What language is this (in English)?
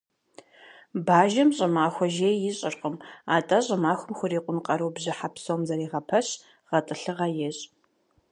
Kabardian